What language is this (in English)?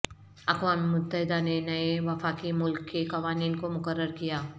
Urdu